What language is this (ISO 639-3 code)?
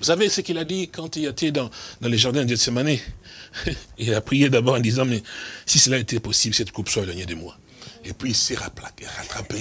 fra